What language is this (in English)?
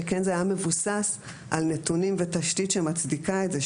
Hebrew